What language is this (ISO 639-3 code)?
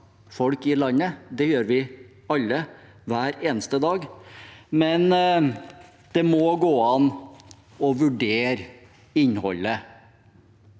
nor